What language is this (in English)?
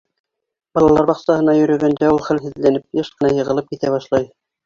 Bashkir